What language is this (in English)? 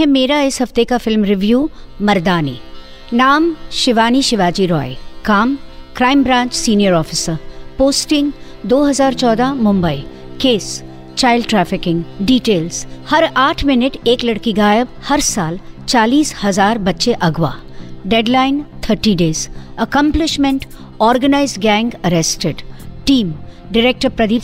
Hindi